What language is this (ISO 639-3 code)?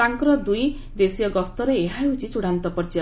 ori